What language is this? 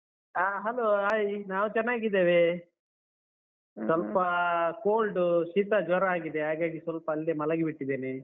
Kannada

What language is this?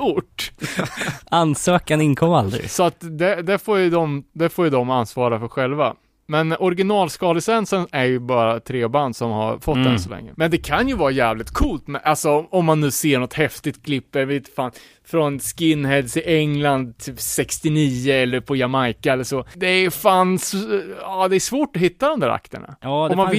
Swedish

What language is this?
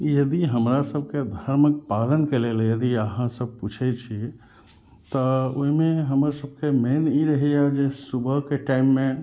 Maithili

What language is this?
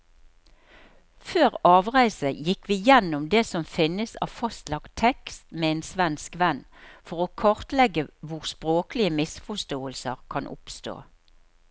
Norwegian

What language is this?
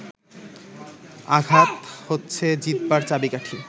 Bangla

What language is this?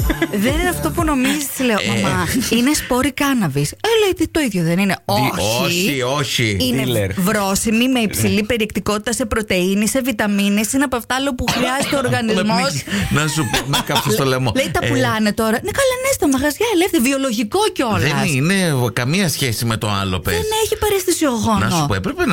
Greek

